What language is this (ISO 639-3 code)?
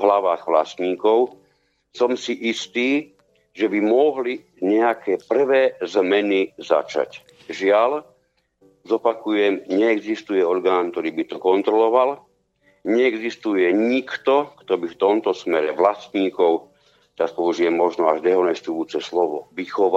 slk